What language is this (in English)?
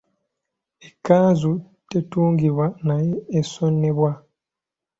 Ganda